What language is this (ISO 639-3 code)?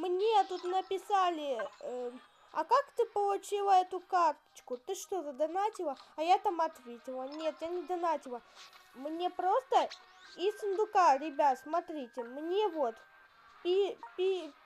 rus